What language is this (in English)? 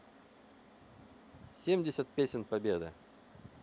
Russian